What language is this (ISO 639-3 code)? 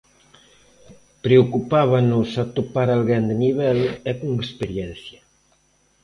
glg